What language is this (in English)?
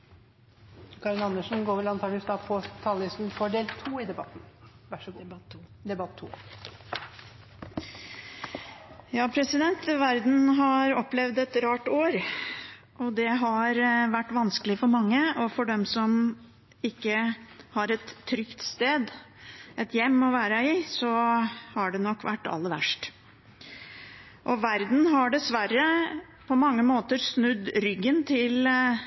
Norwegian